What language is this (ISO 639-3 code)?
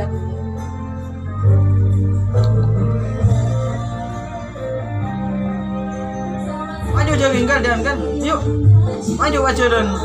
kor